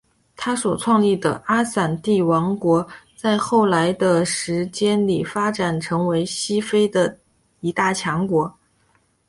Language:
Chinese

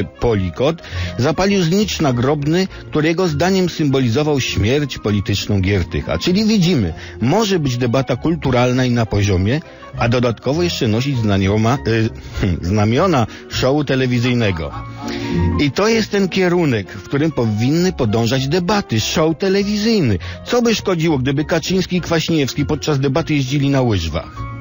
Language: Polish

